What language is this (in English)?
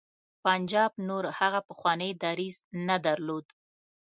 Pashto